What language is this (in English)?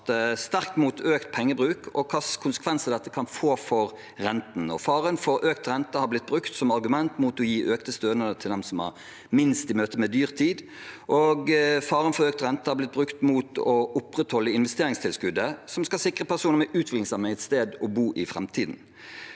Norwegian